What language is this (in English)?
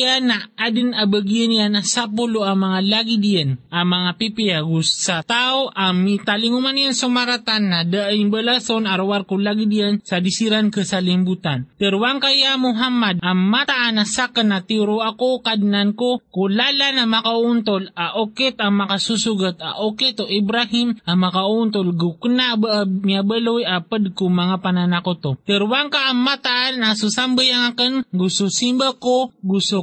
Filipino